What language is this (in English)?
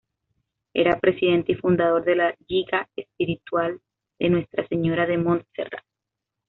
Spanish